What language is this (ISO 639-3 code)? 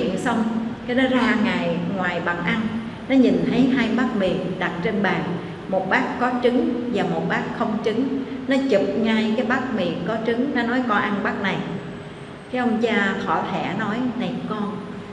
vie